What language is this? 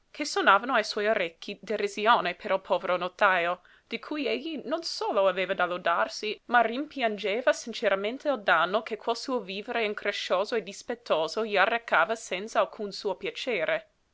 Italian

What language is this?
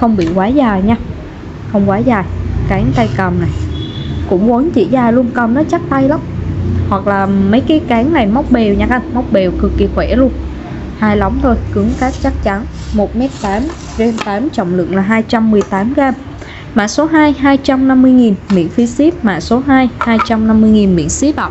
Vietnamese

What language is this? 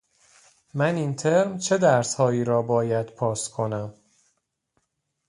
Persian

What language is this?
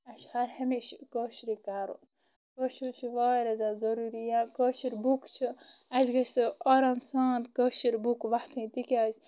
Kashmiri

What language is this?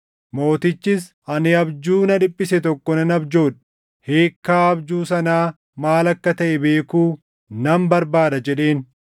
Oromo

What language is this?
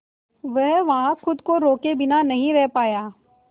Hindi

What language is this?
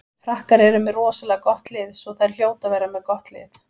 Icelandic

